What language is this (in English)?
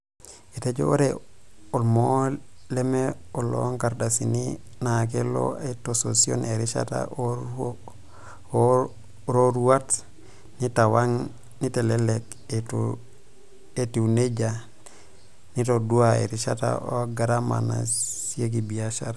Masai